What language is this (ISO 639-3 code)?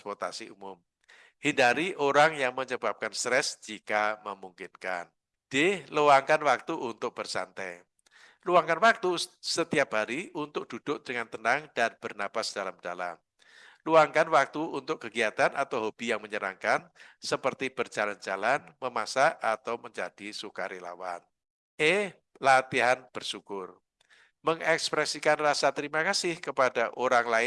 ind